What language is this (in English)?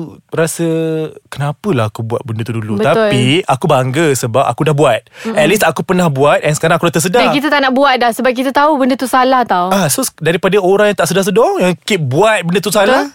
Malay